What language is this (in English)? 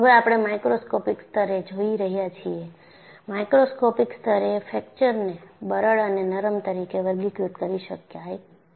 Gujarati